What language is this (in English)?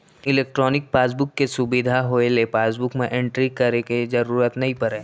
Chhattisgarhi